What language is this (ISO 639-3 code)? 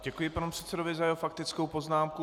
ces